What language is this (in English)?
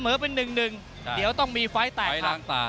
Thai